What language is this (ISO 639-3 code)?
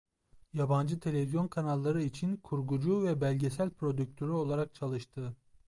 tur